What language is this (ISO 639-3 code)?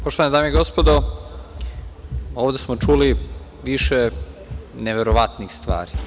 srp